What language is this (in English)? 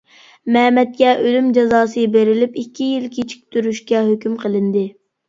Uyghur